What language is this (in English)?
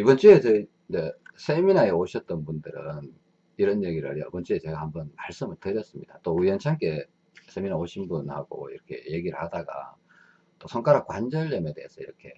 Korean